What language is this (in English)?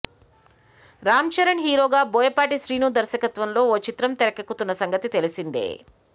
Telugu